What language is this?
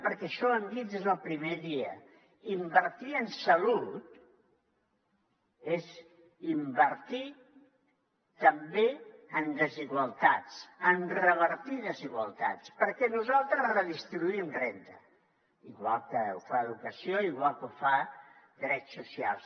Catalan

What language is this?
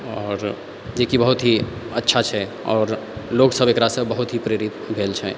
Maithili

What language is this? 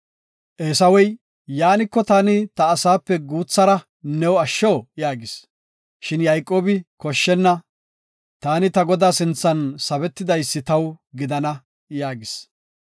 Gofa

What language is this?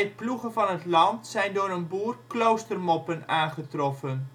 Dutch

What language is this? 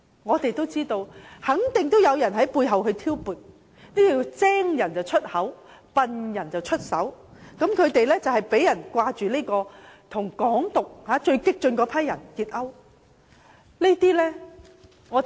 Cantonese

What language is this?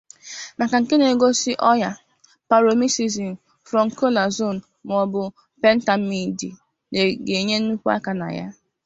Igbo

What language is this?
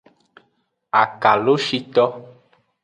Aja (Benin)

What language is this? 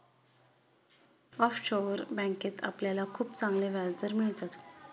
Marathi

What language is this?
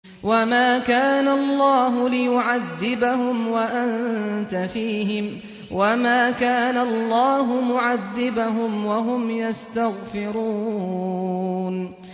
Arabic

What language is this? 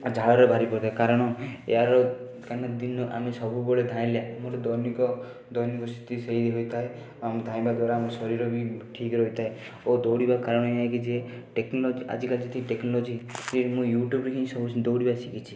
Odia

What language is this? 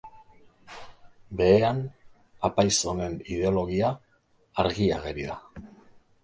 Basque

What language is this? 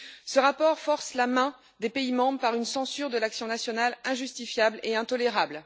French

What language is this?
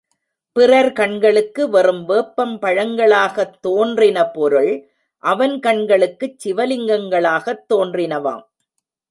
Tamil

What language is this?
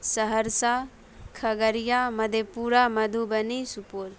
Urdu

